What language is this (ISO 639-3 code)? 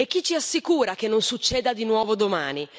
ita